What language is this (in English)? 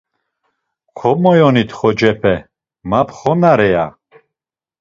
Laz